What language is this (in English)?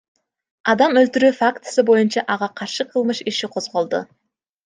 Kyrgyz